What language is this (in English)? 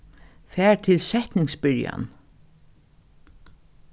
Faroese